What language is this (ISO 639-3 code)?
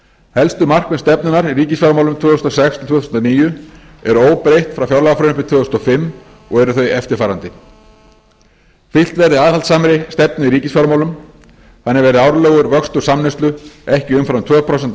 isl